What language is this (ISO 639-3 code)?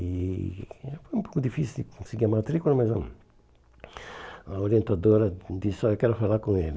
por